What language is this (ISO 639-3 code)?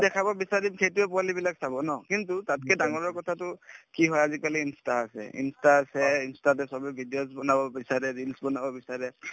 asm